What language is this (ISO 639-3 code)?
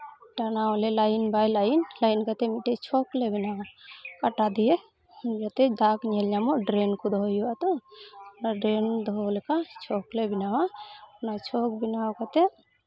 sat